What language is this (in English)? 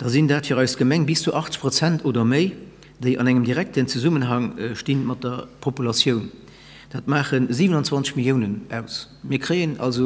German